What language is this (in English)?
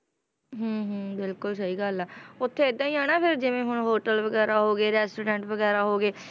Punjabi